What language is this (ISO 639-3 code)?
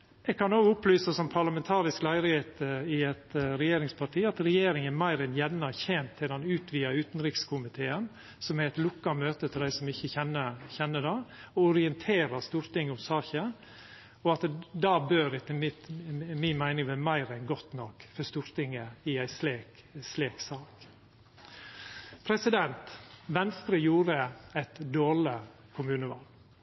nno